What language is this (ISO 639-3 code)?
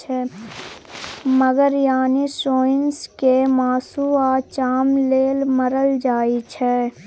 mai